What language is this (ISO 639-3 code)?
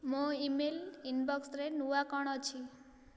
ori